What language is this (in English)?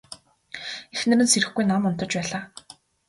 Mongolian